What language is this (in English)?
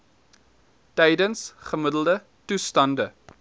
Afrikaans